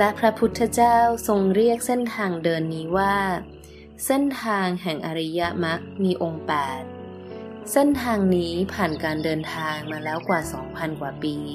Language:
Thai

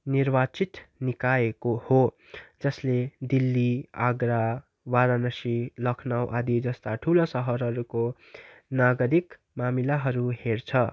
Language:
Nepali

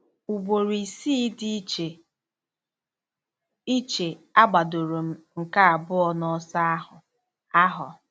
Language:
Igbo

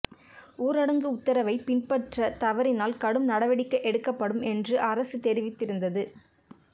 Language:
Tamil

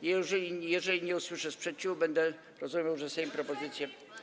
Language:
Polish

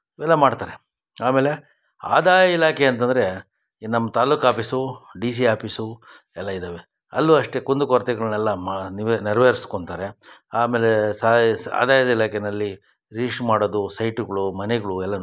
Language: Kannada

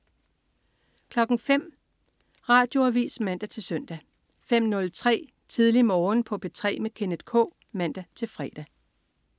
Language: Danish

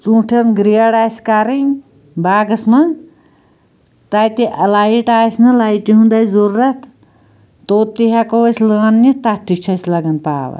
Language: Kashmiri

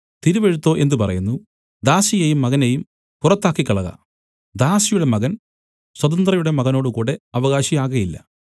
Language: Malayalam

